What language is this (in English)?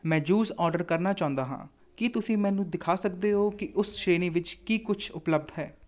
Punjabi